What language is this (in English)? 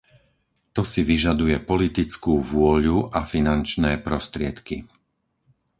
Slovak